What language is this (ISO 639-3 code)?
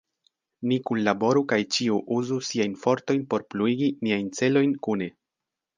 epo